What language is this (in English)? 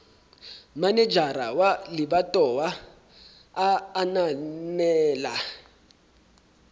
Southern Sotho